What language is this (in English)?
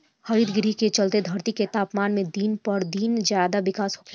Bhojpuri